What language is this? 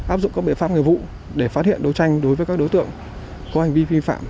Vietnamese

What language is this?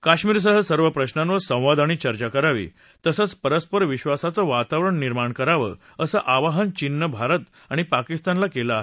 Marathi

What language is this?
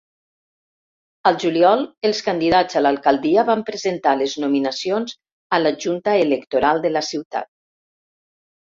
Catalan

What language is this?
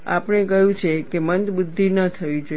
Gujarati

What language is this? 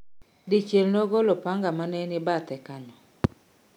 Luo (Kenya and Tanzania)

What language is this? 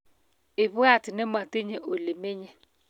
Kalenjin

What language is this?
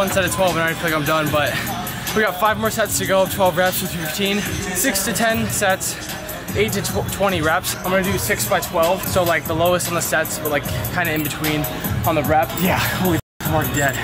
English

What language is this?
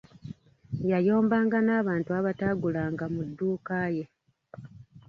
Ganda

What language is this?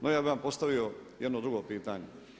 Croatian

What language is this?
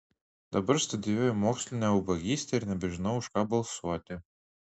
Lithuanian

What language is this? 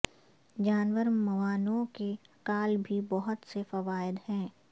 Urdu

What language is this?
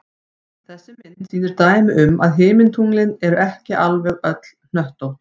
Icelandic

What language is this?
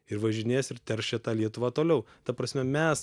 Lithuanian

